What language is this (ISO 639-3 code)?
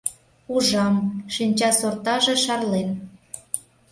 chm